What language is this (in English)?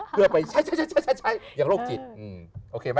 Thai